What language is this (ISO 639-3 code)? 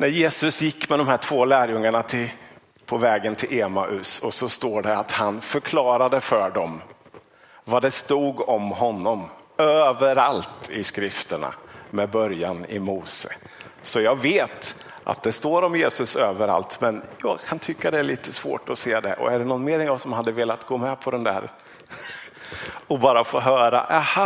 swe